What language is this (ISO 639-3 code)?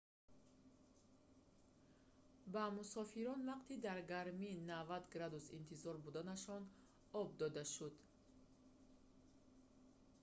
tgk